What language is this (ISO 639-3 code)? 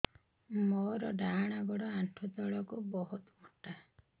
ori